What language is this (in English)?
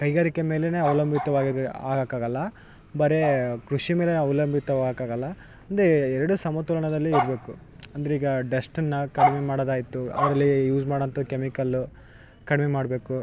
Kannada